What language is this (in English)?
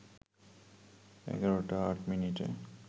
Bangla